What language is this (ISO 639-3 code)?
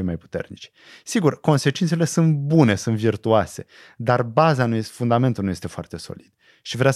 ron